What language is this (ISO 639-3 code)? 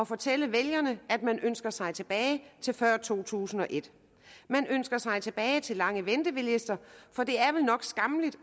dan